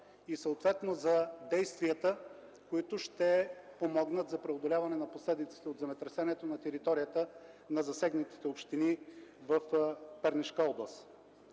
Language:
Bulgarian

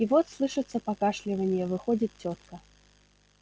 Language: Russian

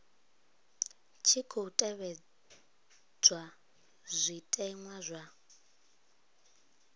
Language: Venda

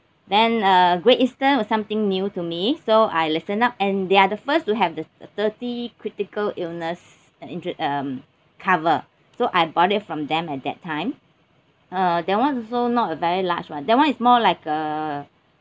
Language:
English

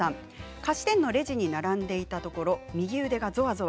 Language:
Japanese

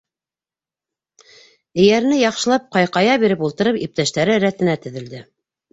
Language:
Bashkir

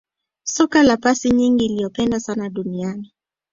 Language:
Swahili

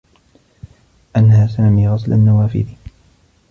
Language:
Arabic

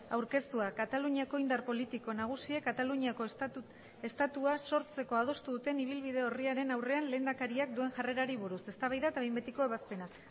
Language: Basque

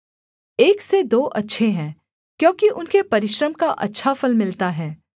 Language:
Hindi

